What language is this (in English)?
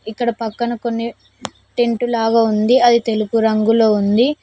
Telugu